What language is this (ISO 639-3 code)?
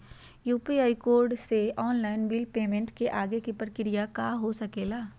mag